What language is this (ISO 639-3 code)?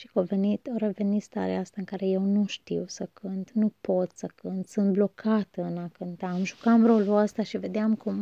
ron